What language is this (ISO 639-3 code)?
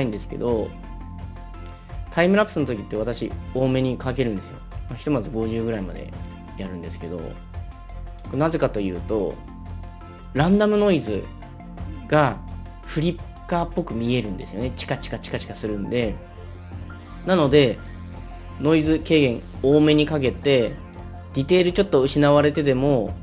jpn